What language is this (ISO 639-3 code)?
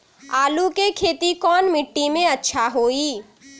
mag